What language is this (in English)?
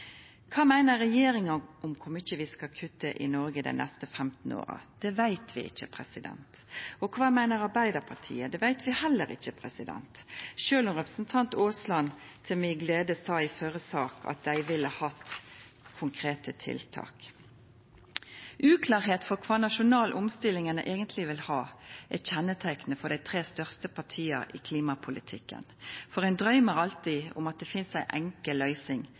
Norwegian Nynorsk